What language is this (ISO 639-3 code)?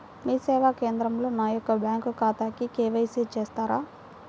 tel